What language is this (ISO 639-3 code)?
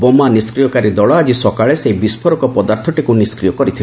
ori